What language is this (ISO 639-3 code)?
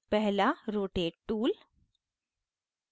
hin